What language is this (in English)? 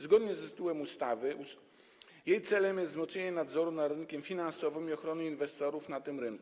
Polish